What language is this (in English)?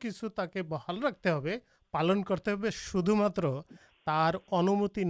Urdu